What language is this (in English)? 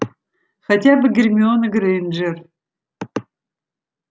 Russian